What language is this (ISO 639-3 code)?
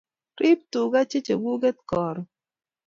kln